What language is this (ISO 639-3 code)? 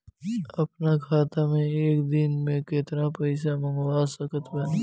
bho